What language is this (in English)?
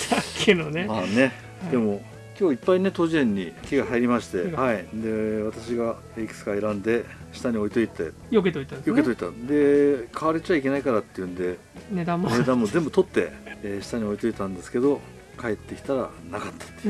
Japanese